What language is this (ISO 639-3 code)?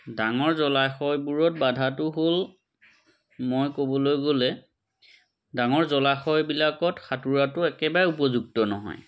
asm